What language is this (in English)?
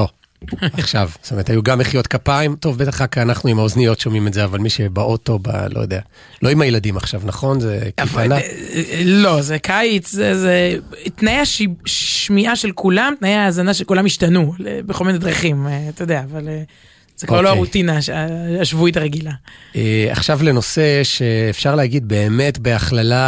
Hebrew